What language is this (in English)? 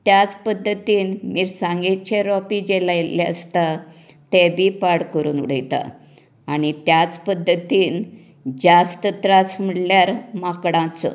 Konkani